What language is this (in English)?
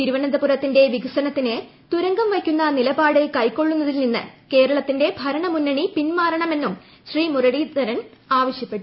Malayalam